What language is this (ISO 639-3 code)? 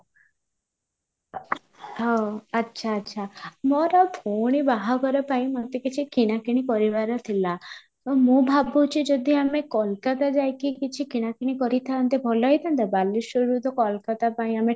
ori